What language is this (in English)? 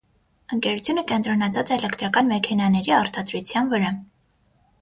Armenian